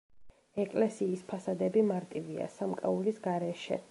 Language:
Georgian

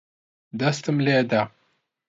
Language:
Central Kurdish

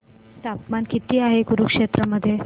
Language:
Marathi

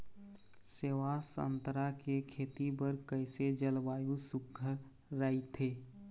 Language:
Chhattisgarhi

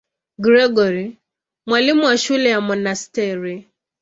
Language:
Swahili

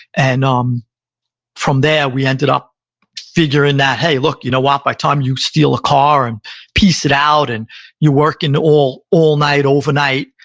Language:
English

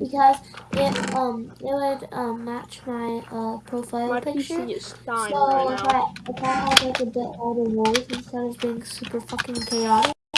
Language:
English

